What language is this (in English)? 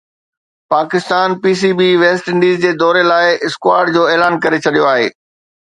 Sindhi